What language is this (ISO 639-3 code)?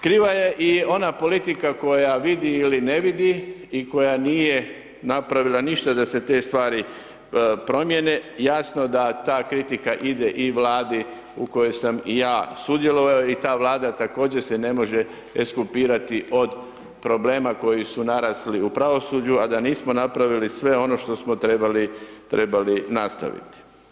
hrv